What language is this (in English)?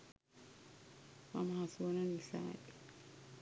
Sinhala